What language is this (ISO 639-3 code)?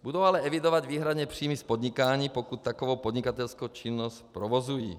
ces